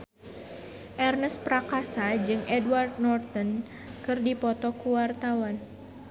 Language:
Sundanese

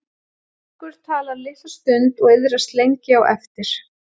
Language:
Icelandic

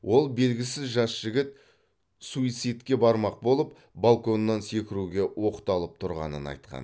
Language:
Kazakh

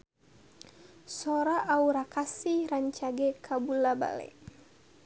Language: Sundanese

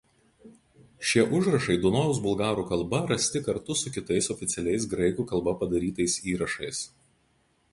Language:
Lithuanian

